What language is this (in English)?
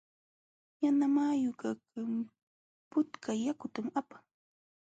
Jauja Wanca Quechua